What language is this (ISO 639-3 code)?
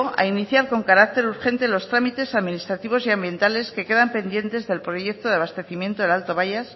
spa